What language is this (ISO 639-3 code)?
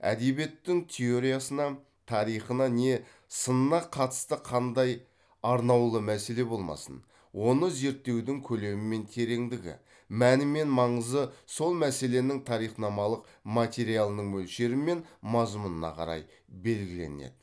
kaz